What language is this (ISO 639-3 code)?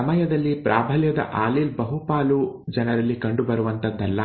kan